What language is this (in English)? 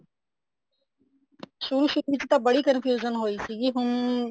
Punjabi